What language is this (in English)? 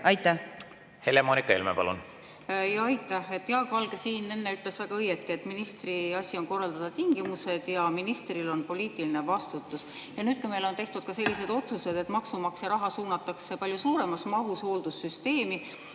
Estonian